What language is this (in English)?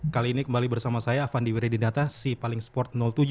Indonesian